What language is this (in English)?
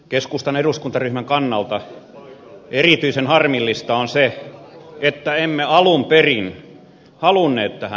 Finnish